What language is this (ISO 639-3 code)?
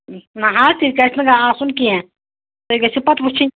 kas